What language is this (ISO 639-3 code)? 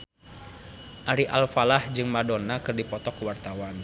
sun